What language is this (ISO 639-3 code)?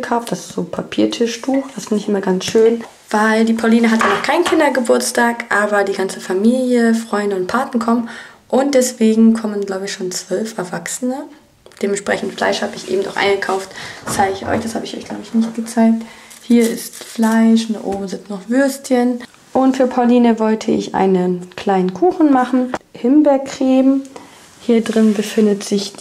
deu